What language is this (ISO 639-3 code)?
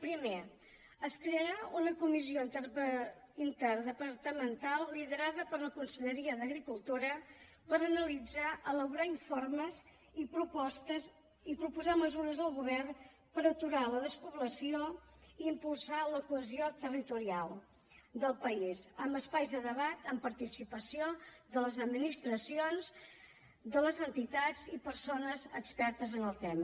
cat